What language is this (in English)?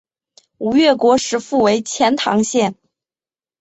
Chinese